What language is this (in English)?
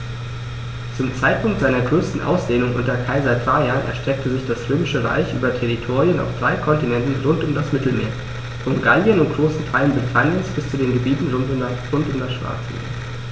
German